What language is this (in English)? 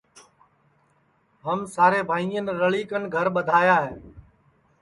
Sansi